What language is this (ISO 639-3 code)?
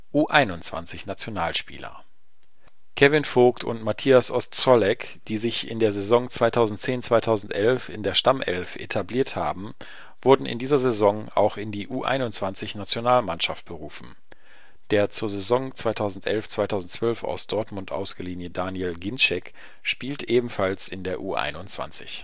deu